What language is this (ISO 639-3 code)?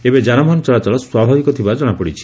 ori